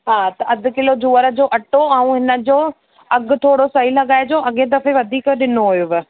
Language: Sindhi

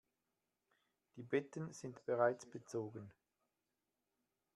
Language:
German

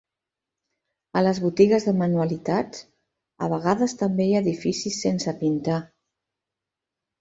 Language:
Catalan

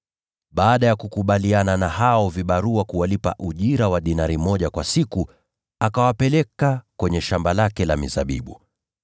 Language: Swahili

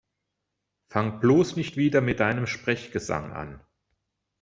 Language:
German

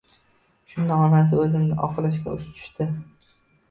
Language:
Uzbek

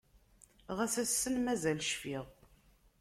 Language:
Kabyle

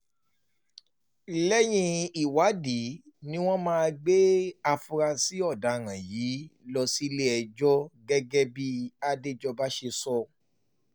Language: Yoruba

